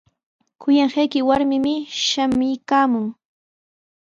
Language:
Sihuas Ancash Quechua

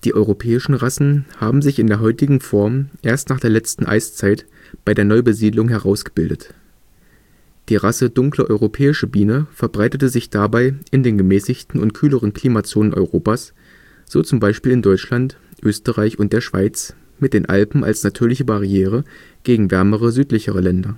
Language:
German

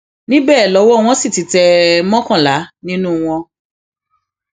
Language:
Yoruba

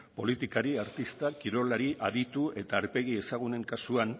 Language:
Basque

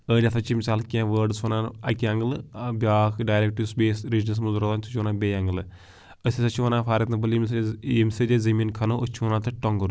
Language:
Kashmiri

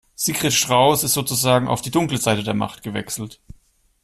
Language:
German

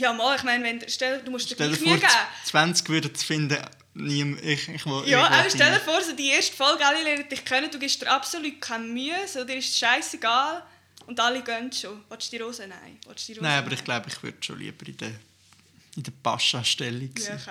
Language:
German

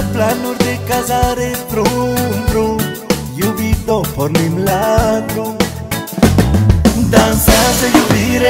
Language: Romanian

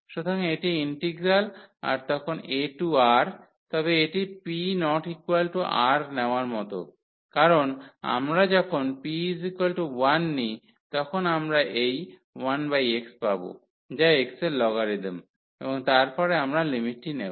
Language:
Bangla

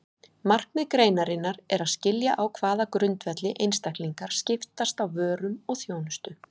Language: Icelandic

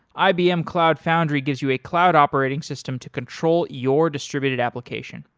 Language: English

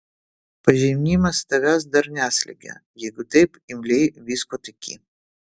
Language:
Lithuanian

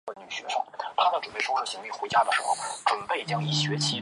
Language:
Chinese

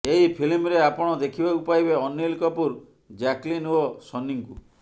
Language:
Odia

